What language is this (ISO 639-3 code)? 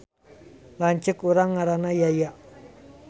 sun